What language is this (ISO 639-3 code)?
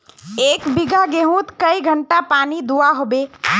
mag